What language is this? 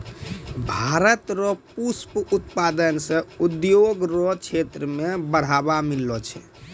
Maithili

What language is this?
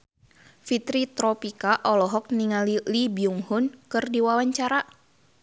Sundanese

